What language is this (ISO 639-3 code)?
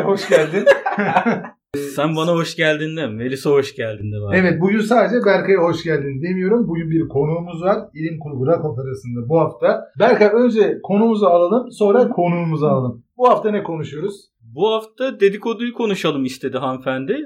tur